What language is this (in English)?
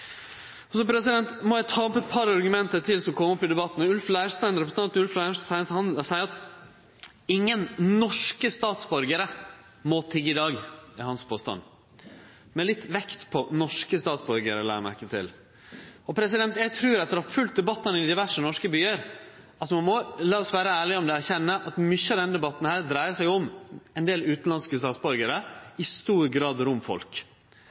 Norwegian Nynorsk